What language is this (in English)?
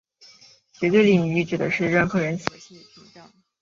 Chinese